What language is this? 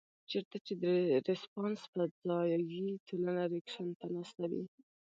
Pashto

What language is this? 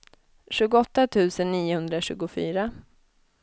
Swedish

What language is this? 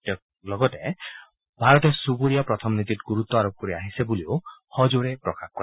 Assamese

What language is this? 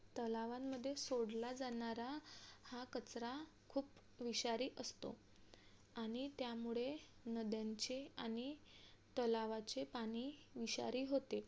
Marathi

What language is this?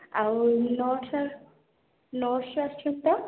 Odia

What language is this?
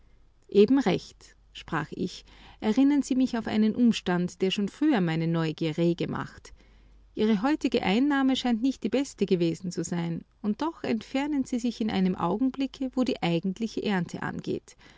German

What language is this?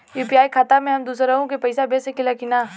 Bhojpuri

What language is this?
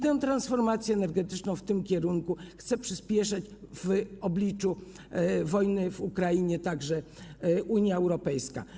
Polish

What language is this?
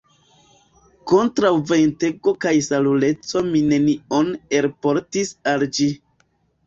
Esperanto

